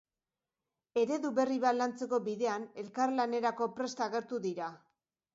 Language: Basque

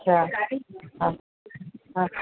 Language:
Sindhi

